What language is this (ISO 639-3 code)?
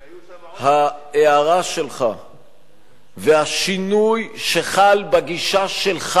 heb